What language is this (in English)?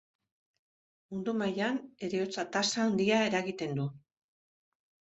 Basque